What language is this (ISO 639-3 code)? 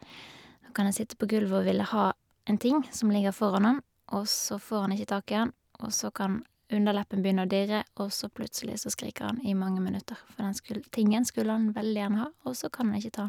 nor